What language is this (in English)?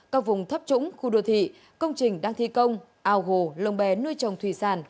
Vietnamese